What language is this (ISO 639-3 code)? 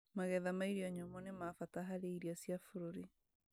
kik